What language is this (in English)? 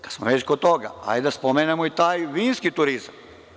Serbian